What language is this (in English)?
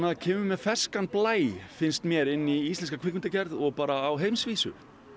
Icelandic